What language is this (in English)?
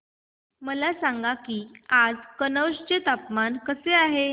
Marathi